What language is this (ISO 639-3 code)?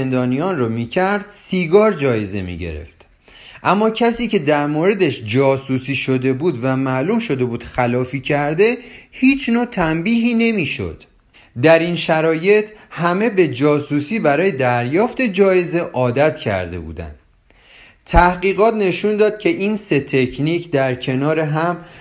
fas